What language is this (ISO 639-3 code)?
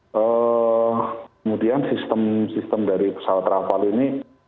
ind